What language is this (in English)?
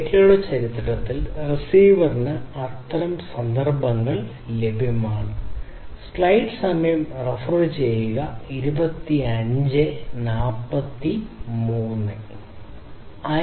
Malayalam